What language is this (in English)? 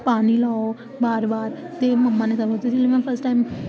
Dogri